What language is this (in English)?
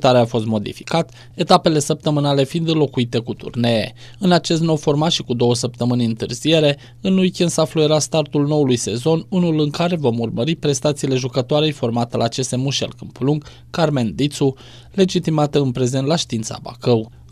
Romanian